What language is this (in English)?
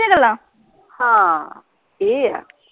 Punjabi